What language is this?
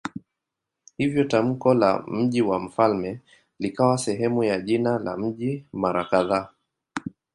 Swahili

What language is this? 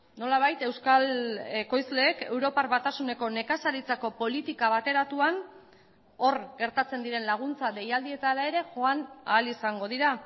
Basque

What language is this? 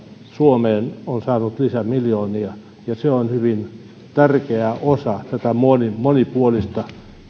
Finnish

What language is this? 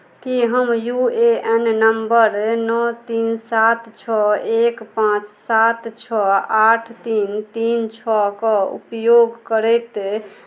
Maithili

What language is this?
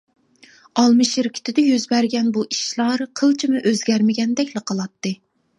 Uyghur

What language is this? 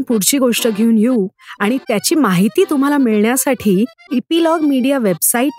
Marathi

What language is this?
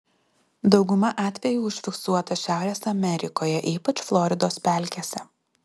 Lithuanian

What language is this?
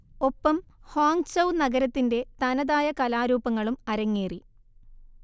Malayalam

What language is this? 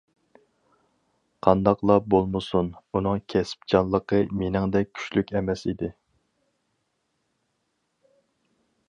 Uyghur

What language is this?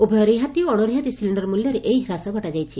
Odia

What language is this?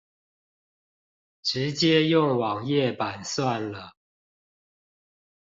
Chinese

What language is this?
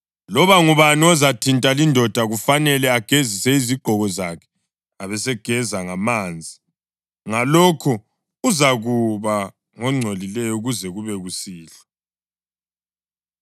North Ndebele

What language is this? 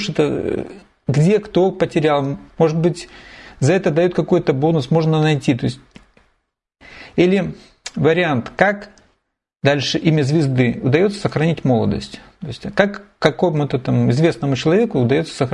Russian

